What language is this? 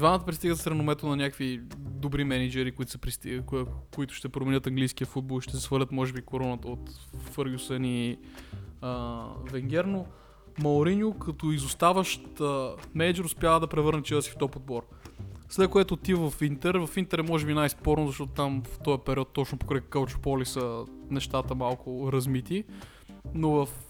Bulgarian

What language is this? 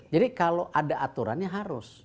Indonesian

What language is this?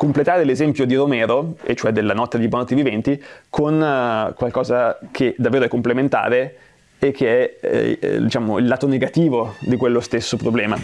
Italian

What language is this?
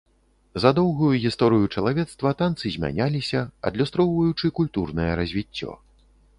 Belarusian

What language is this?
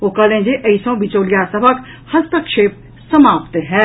Maithili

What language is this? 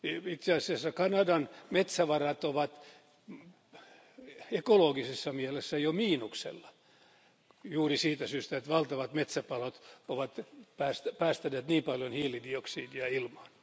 Finnish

